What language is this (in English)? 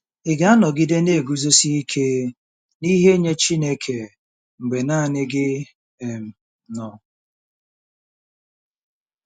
Igbo